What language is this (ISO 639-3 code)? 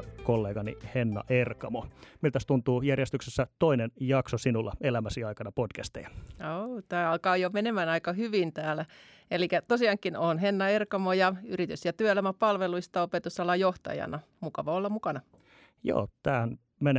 fin